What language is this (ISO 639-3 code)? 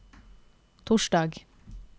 nor